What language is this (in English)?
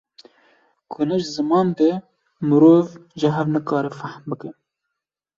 Kurdish